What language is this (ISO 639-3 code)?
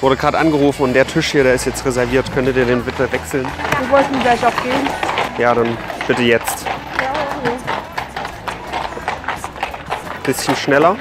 deu